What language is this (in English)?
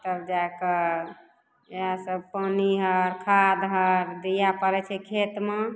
Maithili